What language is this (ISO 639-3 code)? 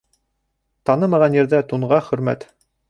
bak